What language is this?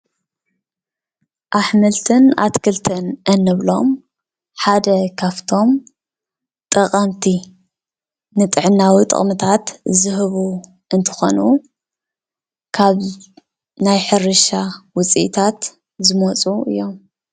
Tigrinya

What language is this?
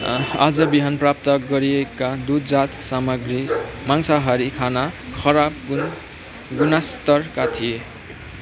Nepali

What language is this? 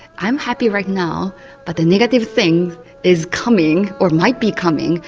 English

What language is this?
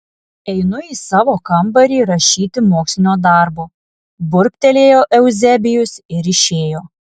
Lithuanian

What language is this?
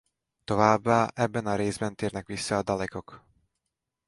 Hungarian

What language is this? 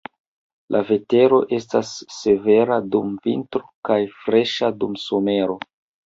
Esperanto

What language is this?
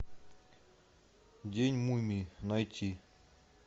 Russian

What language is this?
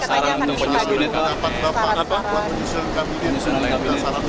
Indonesian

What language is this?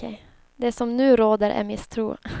Swedish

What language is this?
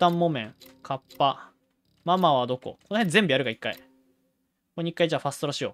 Japanese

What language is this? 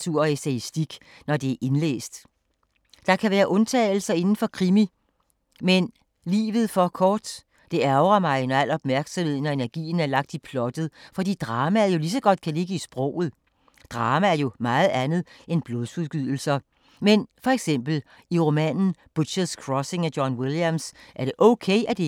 Danish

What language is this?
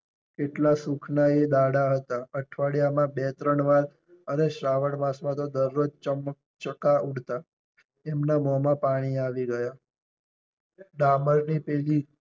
Gujarati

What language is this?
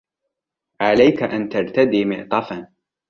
Arabic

